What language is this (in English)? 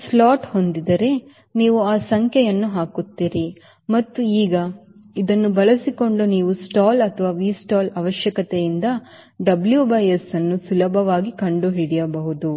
Kannada